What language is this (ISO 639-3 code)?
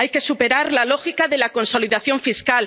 spa